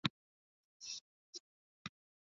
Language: Basque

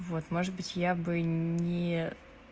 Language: Russian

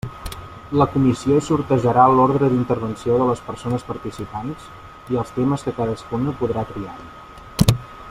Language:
Catalan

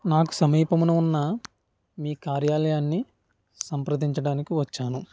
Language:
Telugu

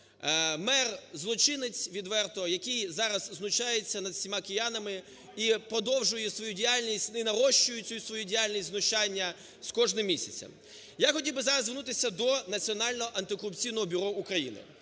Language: Ukrainian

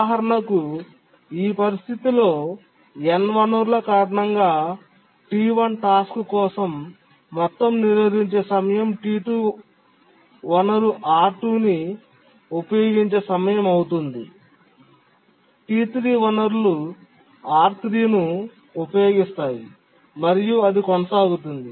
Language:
Telugu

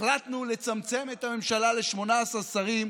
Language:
Hebrew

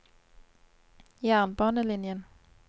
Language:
Norwegian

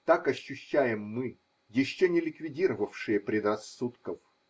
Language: Russian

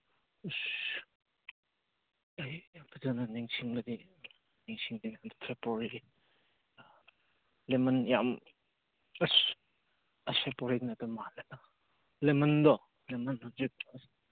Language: Manipuri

